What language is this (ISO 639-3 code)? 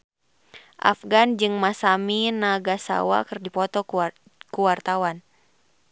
sun